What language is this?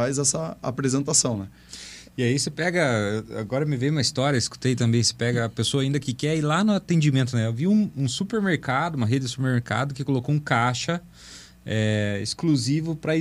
Portuguese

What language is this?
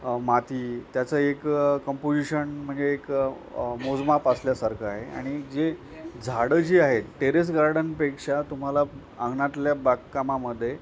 Marathi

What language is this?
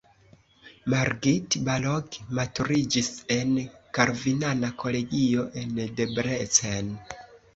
Esperanto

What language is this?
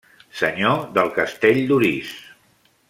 Catalan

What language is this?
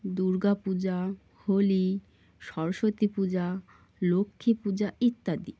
Bangla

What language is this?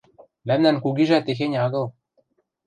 Western Mari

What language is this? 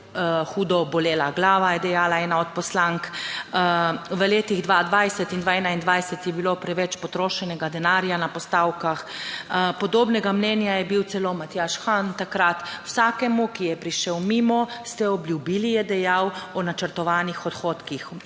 Slovenian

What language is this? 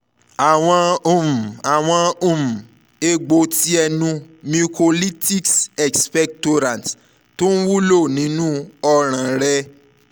Yoruba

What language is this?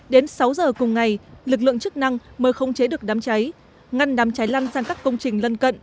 Vietnamese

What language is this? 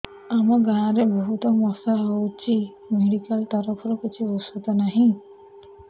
Odia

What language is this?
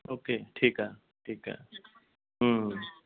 Punjabi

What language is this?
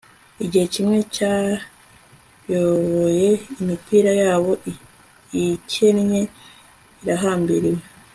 Kinyarwanda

